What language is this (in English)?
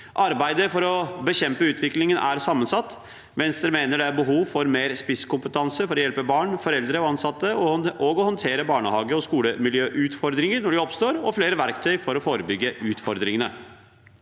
Norwegian